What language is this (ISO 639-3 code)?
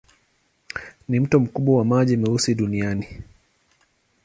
swa